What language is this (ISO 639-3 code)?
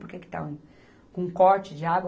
por